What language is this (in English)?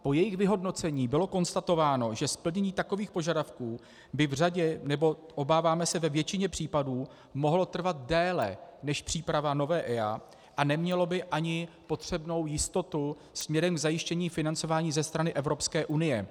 Czech